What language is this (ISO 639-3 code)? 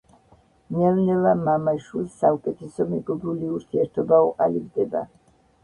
kat